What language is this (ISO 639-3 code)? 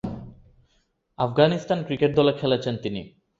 ben